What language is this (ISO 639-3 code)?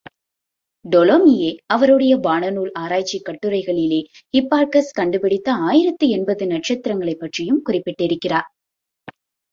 tam